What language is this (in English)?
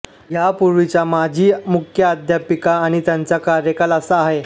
Marathi